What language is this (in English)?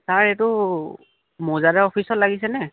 Assamese